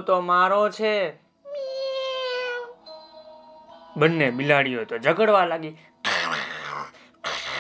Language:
Gujarati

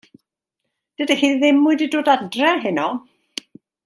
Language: Welsh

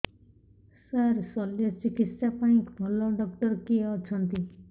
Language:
Odia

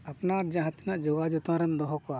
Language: Santali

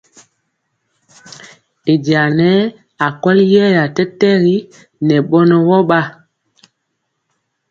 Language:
Mpiemo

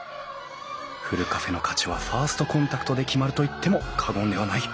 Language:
Japanese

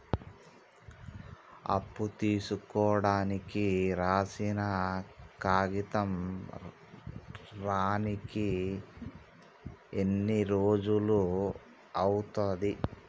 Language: Telugu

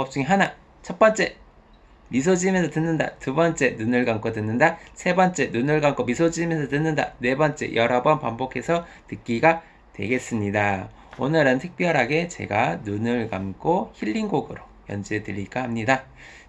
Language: Korean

